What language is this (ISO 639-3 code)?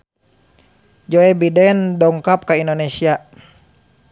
sun